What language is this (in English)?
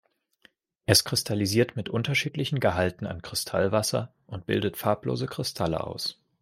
German